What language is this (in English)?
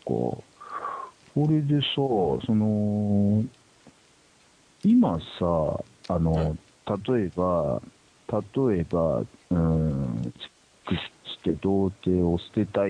Japanese